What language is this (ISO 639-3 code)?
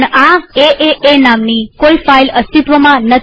guj